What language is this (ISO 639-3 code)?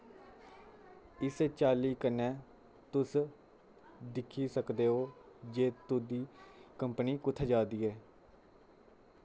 doi